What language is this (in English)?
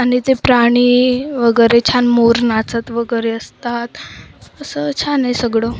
Marathi